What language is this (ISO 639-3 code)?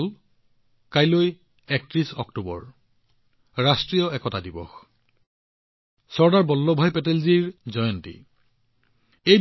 asm